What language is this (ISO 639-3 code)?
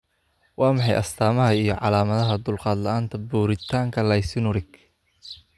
som